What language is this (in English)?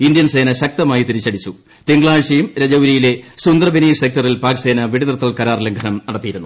Malayalam